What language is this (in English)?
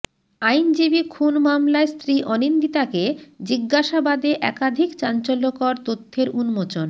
Bangla